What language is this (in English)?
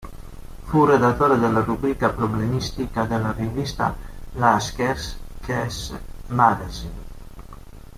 Italian